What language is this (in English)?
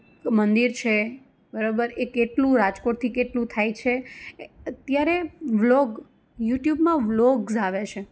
Gujarati